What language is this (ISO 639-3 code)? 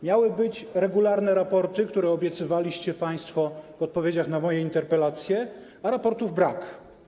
pol